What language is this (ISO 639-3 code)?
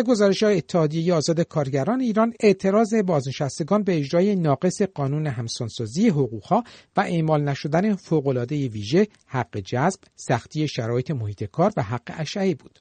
fas